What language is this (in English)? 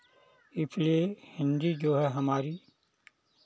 Hindi